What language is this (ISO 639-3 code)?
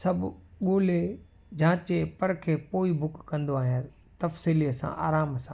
snd